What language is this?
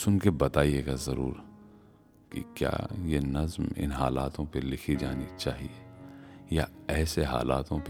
Hindi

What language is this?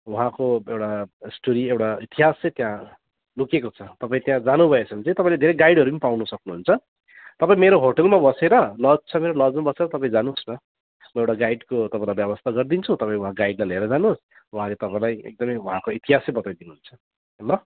Nepali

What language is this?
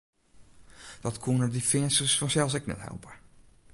Western Frisian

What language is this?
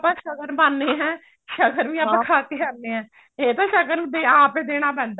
Punjabi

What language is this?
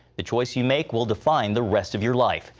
English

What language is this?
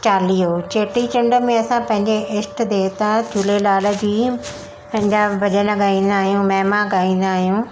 Sindhi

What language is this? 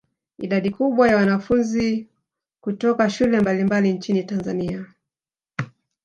Swahili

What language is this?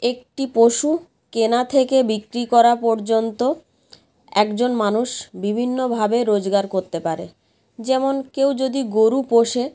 Bangla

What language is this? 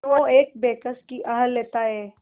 Hindi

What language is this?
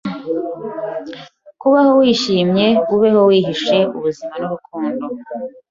Kinyarwanda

